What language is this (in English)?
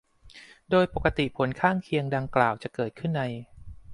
Thai